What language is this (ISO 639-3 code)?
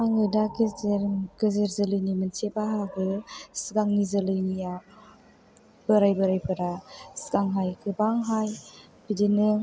brx